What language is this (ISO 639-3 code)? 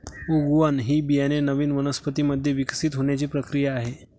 mar